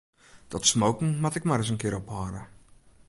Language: Western Frisian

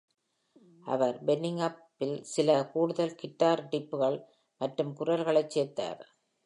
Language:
Tamil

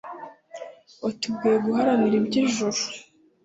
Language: Kinyarwanda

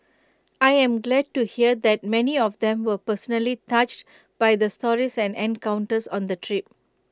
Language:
English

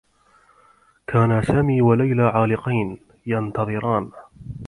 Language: Arabic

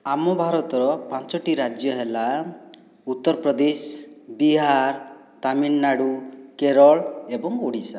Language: Odia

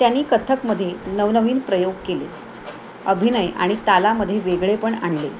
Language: Marathi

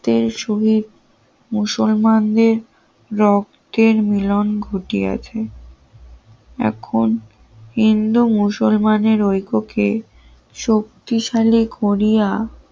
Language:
Bangla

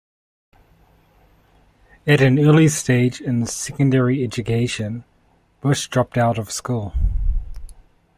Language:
English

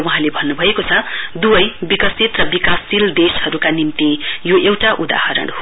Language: Nepali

